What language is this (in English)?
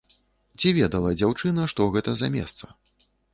Belarusian